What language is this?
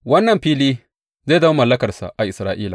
Hausa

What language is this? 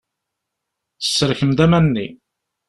Kabyle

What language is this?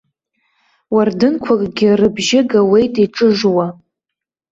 Abkhazian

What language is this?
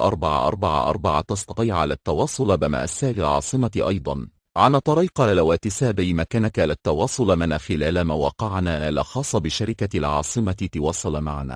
Arabic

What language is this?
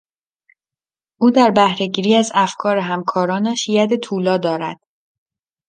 Persian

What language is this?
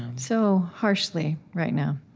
English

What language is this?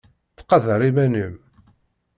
Kabyle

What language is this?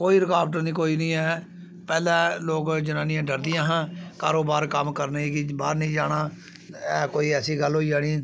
Dogri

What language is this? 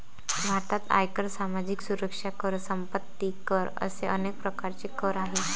Marathi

